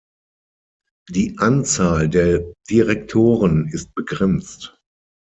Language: German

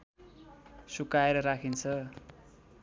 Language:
Nepali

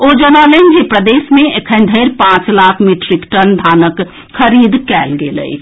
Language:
Maithili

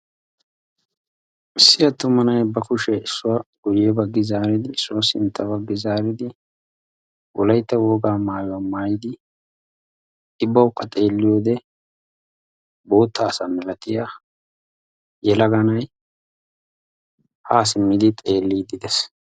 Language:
Wolaytta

